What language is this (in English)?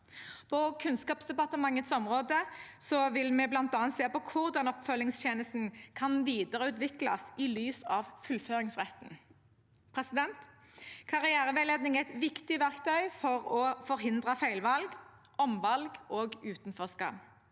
Norwegian